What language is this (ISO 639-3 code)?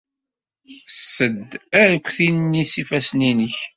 kab